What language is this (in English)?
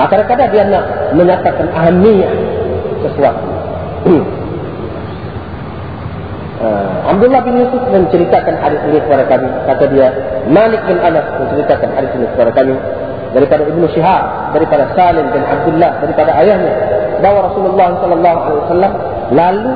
Malay